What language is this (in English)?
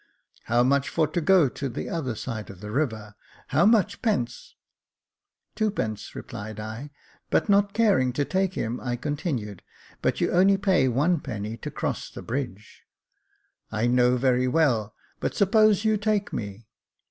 English